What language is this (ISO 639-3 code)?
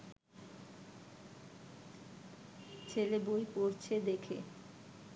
ben